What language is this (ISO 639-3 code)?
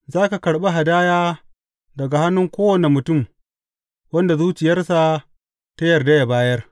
hau